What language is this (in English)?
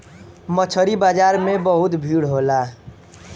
Bhojpuri